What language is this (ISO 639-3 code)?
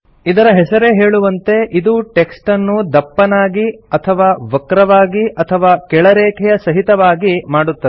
kan